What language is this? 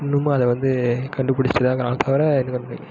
Tamil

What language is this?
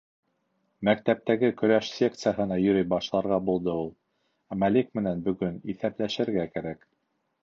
Bashkir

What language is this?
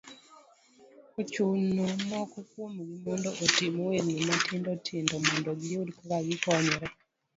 Luo (Kenya and Tanzania)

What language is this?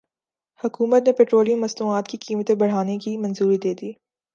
Urdu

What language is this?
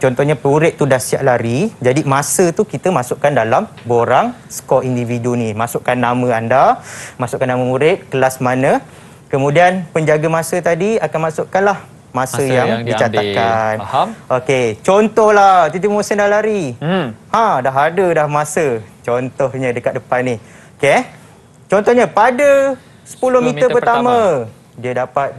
Malay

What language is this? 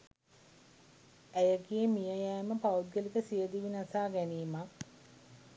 Sinhala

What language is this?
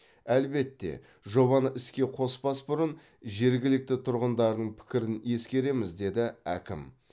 Kazakh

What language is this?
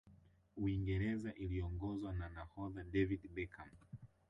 Swahili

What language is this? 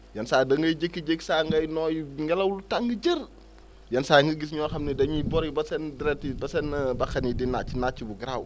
Wolof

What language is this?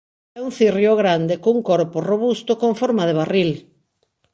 Galician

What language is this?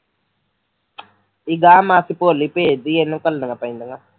Punjabi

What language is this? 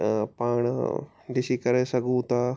Sindhi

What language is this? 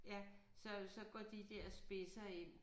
Danish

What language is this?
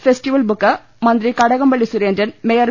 Malayalam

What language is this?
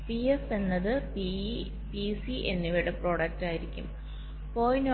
Malayalam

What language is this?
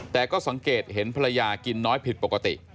Thai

